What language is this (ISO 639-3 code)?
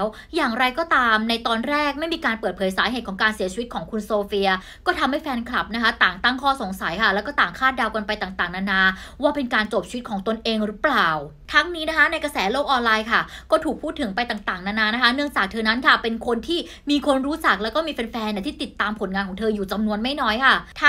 tha